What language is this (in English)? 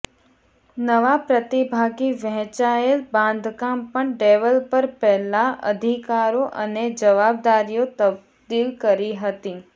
Gujarati